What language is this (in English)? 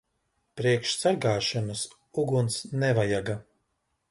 Latvian